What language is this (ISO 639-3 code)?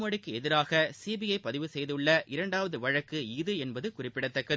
tam